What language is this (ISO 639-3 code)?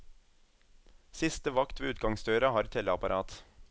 nor